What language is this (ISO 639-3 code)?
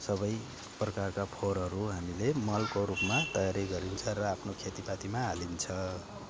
nep